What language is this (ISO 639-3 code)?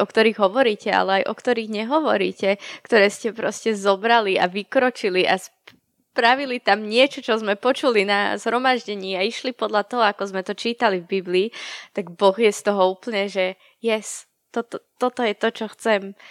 slk